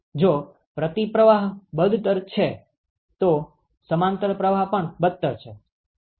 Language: Gujarati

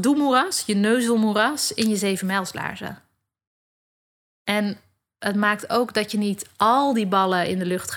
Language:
Dutch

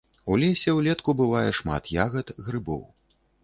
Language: Belarusian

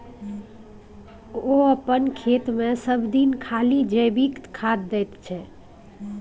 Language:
Maithili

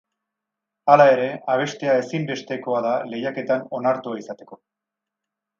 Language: Basque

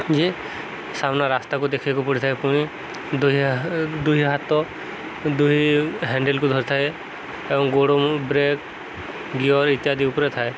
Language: Odia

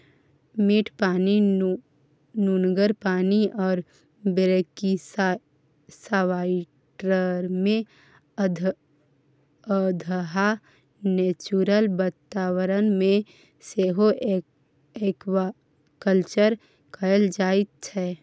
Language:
Maithili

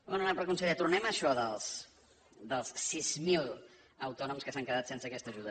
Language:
Catalan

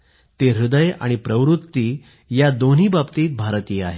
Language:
Marathi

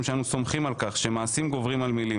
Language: Hebrew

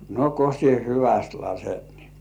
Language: Finnish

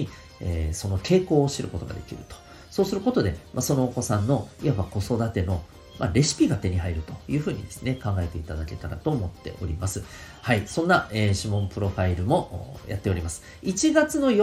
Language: Japanese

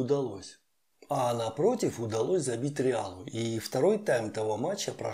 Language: Russian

